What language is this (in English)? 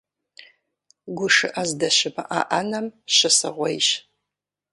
Kabardian